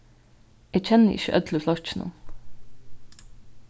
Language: Faroese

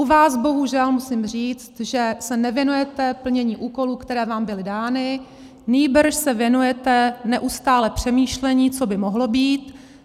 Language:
Czech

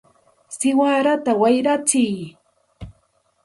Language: Santa Ana de Tusi Pasco Quechua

